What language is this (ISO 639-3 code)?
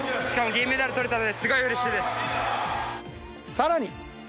jpn